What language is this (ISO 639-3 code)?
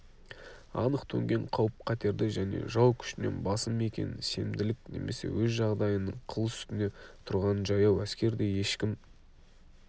kaz